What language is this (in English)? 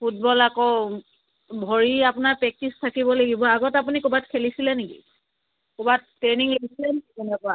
Assamese